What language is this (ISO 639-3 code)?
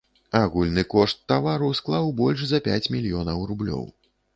bel